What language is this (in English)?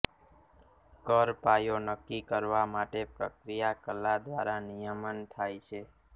Gujarati